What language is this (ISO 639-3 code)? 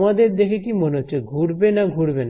ben